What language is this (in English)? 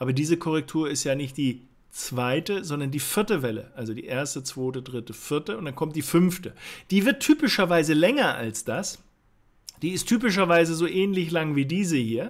German